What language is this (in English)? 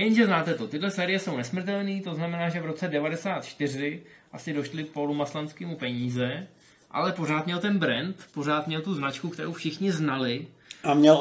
Czech